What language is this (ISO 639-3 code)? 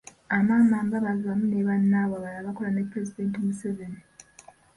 lug